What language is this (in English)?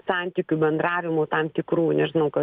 Lithuanian